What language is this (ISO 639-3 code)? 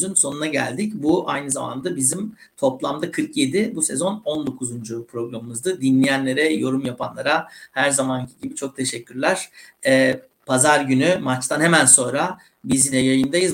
tur